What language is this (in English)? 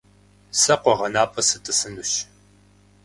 Kabardian